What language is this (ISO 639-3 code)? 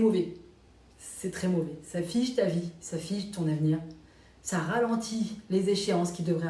fra